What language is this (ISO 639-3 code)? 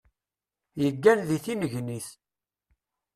kab